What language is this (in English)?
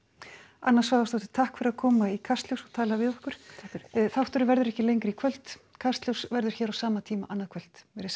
Icelandic